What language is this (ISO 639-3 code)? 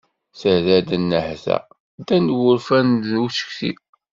kab